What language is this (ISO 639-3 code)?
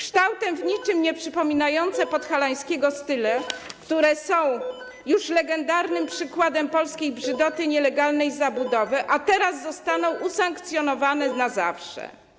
pol